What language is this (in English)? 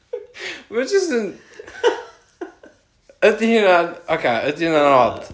Welsh